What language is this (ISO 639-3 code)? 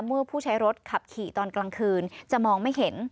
tha